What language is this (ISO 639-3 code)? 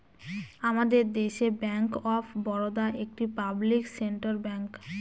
ben